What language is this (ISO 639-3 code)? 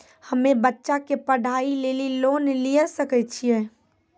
mai